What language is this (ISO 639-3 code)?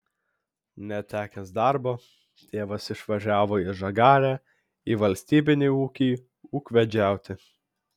lit